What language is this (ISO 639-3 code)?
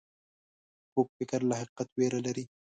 pus